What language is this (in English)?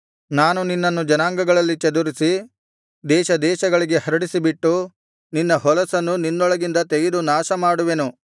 Kannada